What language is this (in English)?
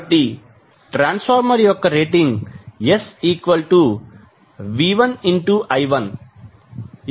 Telugu